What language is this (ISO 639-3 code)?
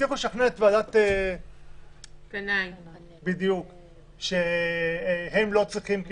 heb